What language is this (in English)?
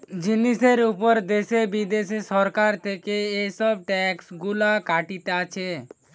Bangla